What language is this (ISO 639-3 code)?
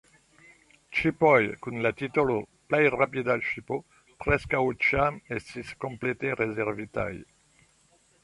epo